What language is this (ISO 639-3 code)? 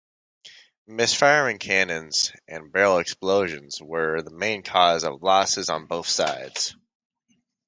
eng